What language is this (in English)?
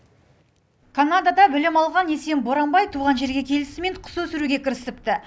Kazakh